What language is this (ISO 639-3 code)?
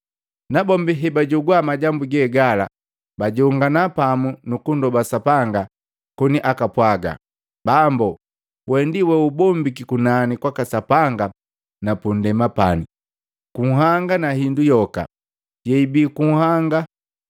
mgv